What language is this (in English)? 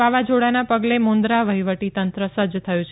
Gujarati